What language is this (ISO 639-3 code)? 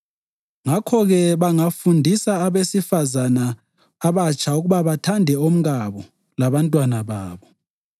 nde